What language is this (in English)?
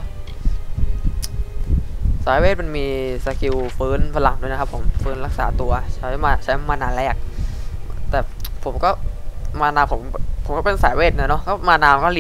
Thai